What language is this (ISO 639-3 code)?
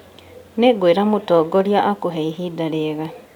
kik